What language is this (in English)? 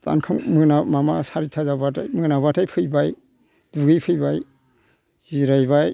Bodo